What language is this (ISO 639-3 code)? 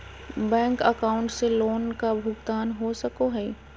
mag